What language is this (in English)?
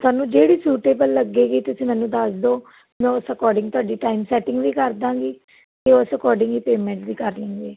Punjabi